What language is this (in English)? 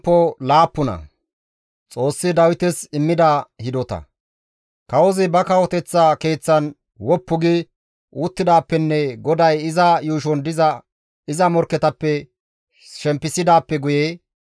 Gamo